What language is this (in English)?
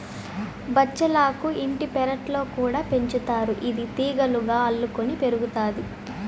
Telugu